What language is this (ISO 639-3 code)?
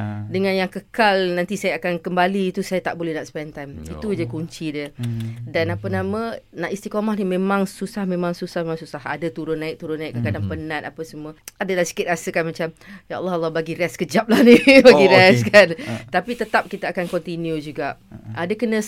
msa